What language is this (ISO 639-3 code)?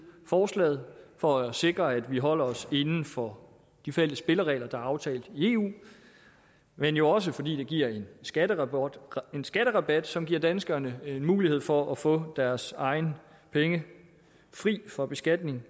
dan